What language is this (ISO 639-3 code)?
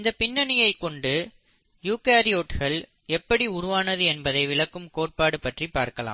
tam